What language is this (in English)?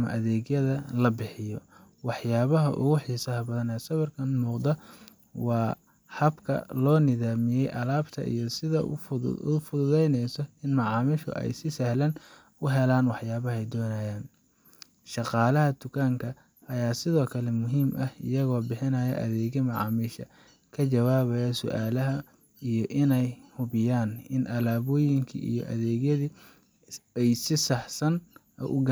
Somali